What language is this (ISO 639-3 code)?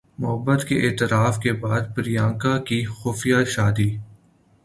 urd